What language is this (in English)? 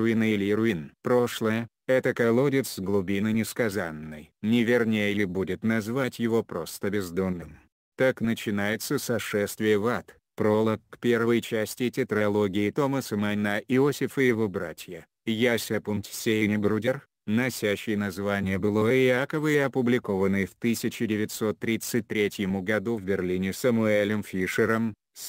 Russian